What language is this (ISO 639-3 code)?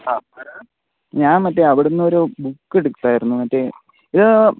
mal